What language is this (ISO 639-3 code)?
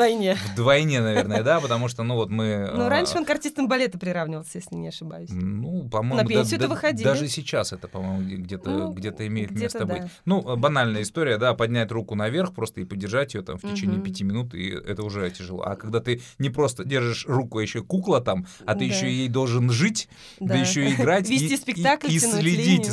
rus